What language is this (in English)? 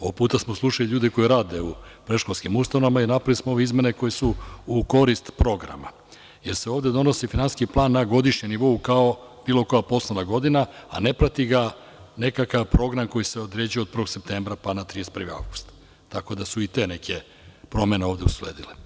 Serbian